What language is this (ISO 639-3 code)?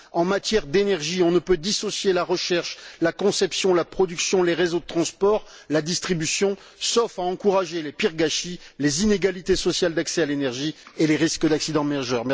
fra